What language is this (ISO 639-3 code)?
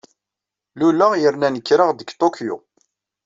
kab